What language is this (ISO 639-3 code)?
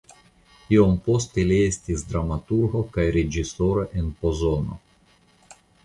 epo